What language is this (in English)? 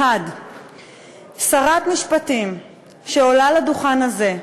Hebrew